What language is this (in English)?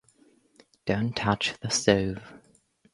English